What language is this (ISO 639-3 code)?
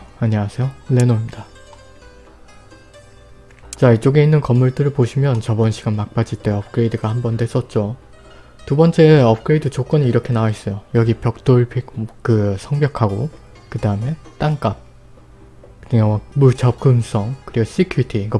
kor